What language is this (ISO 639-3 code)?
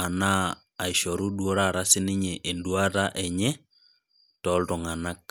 mas